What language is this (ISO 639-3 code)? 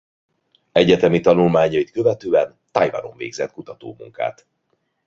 hun